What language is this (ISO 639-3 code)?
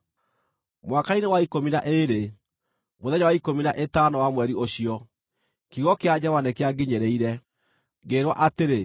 kik